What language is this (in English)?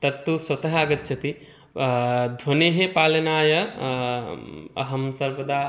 Sanskrit